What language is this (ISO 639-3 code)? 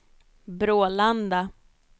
swe